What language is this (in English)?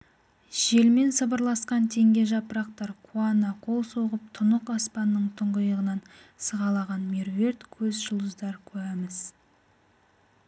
Kazakh